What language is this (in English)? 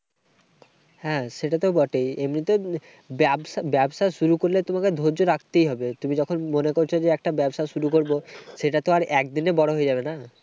Bangla